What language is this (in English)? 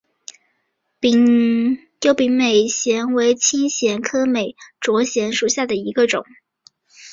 Chinese